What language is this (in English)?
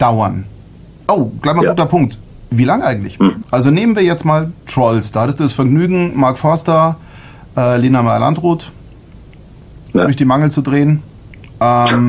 German